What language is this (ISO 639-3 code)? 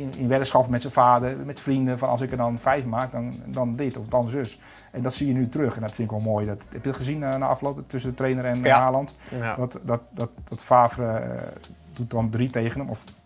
nld